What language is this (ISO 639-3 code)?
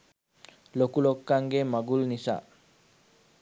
sin